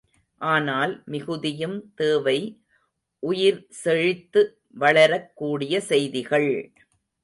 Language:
Tamil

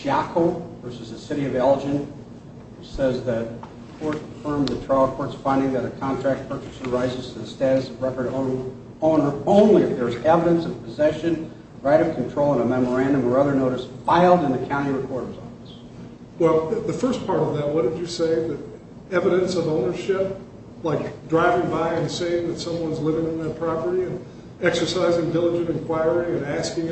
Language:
English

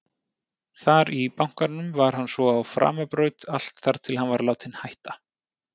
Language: Icelandic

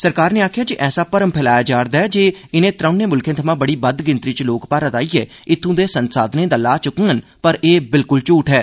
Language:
Dogri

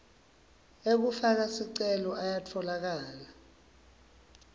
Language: Swati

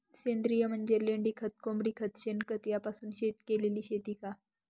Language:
Marathi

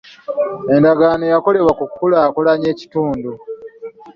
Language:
Ganda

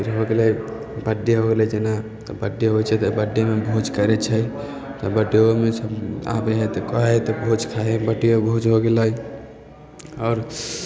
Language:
Maithili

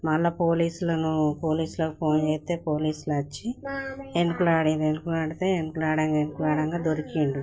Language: Telugu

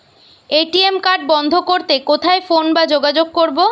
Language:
Bangla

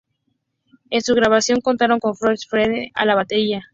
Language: Spanish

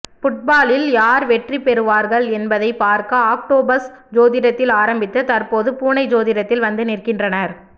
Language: Tamil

